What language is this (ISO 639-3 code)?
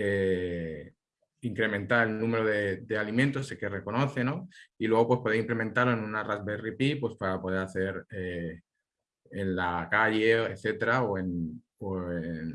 spa